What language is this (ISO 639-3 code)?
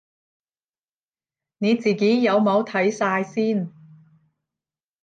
yue